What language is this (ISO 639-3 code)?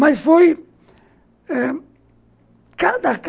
por